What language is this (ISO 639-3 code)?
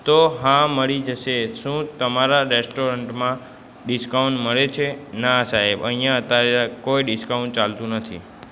guj